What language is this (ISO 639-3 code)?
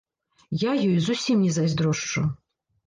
bel